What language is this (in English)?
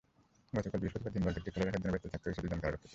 Bangla